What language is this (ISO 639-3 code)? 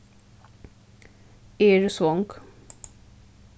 fao